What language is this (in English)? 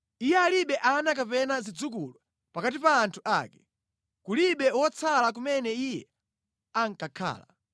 Nyanja